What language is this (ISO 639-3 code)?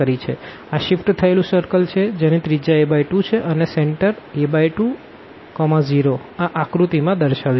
guj